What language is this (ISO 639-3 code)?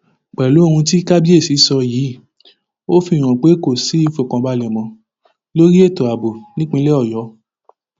yor